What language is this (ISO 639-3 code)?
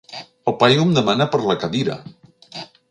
cat